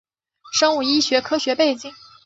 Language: Chinese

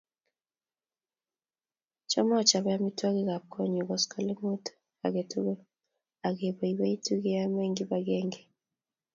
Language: Kalenjin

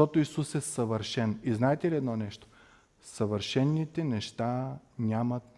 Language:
Bulgarian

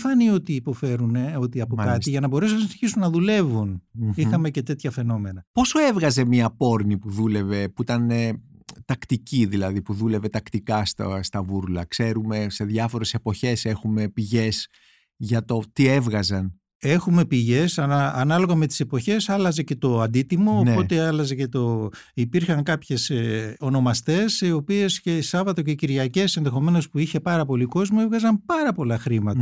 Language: Greek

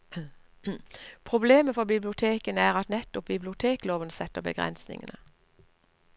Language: Norwegian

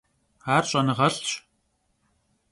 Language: Kabardian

